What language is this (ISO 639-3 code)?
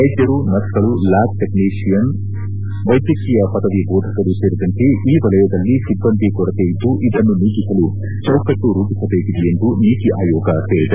kan